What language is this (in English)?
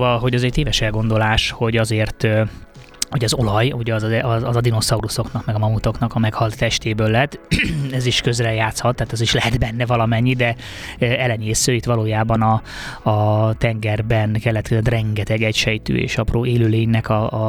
Hungarian